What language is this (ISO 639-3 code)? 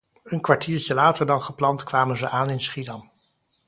nld